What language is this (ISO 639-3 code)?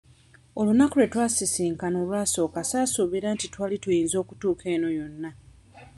lug